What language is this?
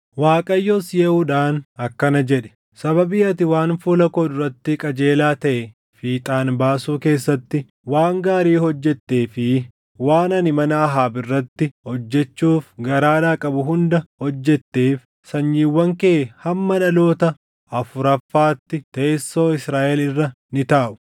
Oromo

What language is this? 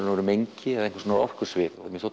Icelandic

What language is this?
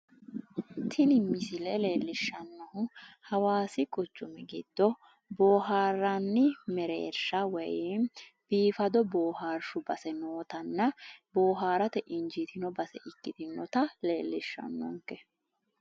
Sidamo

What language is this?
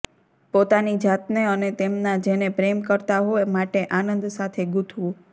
Gujarati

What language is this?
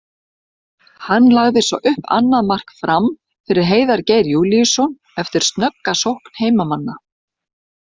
Icelandic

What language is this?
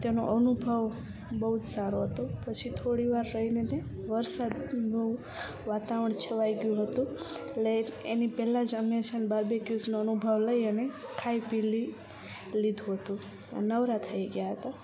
Gujarati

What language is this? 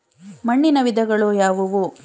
Kannada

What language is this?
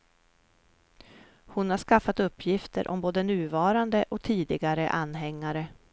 Swedish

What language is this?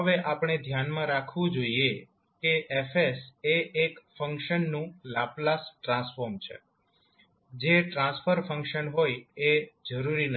Gujarati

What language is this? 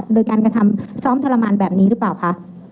Thai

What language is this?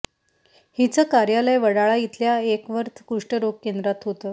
Marathi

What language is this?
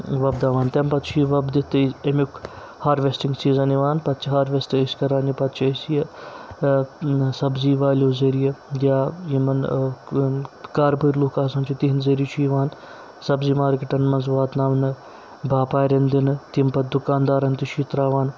Kashmiri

